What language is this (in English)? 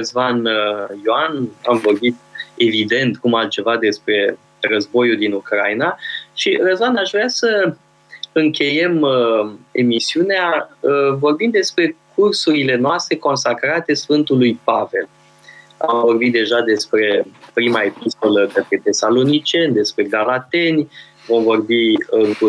Romanian